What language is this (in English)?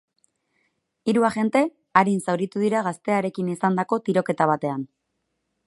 Basque